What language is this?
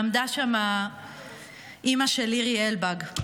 Hebrew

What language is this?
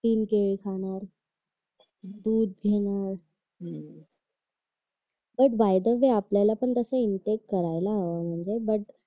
Marathi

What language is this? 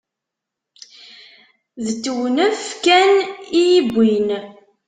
Kabyle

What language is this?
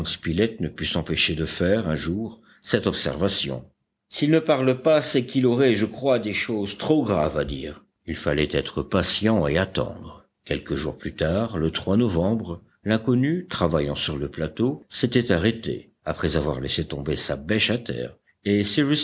French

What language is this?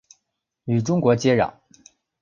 Chinese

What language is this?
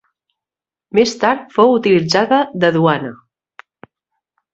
Catalan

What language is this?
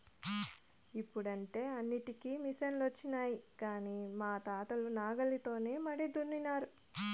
Telugu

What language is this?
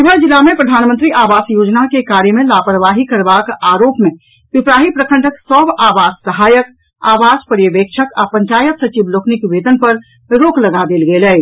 Maithili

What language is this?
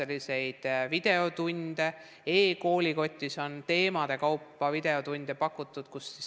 Estonian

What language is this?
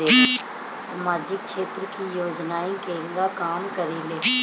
Bhojpuri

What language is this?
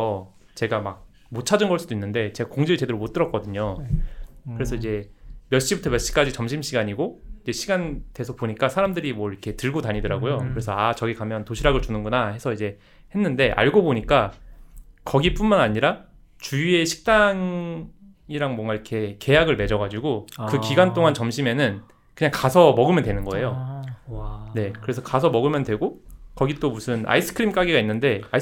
Korean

